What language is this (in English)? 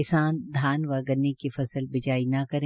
Hindi